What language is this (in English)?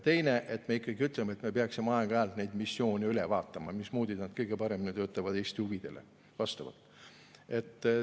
Estonian